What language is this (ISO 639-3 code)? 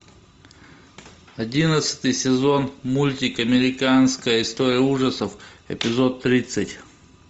rus